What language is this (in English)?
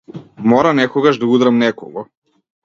Macedonian